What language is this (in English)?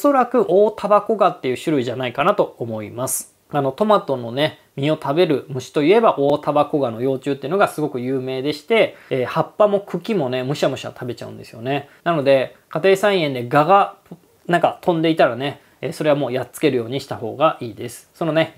Japanese